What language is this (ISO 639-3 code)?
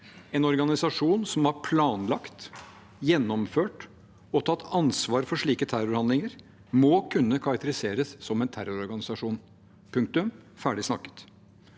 nor